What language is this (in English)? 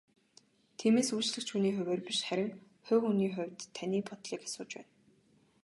Mongolian